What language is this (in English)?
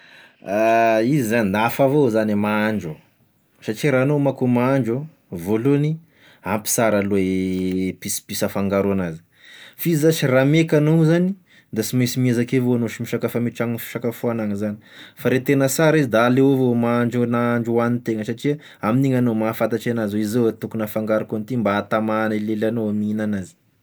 Tesaka Malagasy